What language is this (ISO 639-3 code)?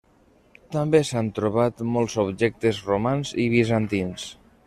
cat